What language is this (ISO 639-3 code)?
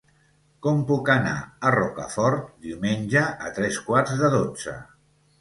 cat